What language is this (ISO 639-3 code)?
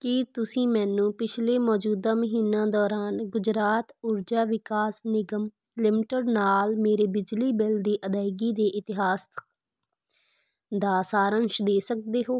pan